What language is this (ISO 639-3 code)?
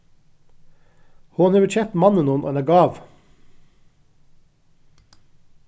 fao